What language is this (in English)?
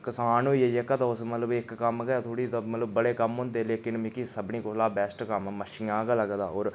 Dogri